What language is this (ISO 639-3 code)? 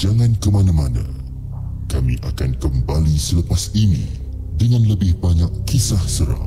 msa